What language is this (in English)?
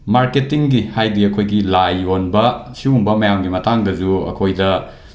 Manipuri